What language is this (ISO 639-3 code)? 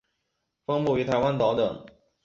zho